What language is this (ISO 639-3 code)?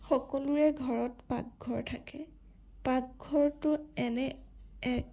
asm